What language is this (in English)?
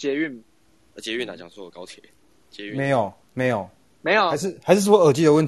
Chinese